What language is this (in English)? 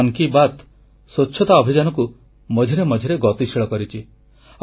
Odia